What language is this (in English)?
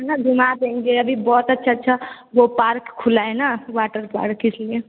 Hindi